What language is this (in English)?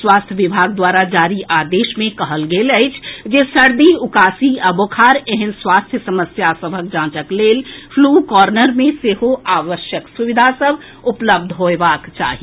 Maithili